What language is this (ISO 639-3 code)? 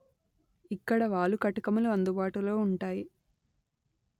tel